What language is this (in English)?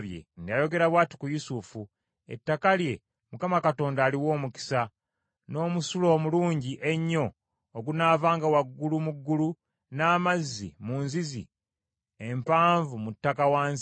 Ganda